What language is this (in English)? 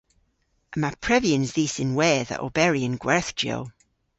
Cornish